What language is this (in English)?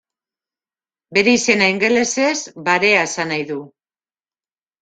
Basque